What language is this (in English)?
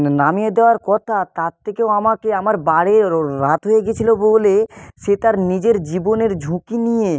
Bangla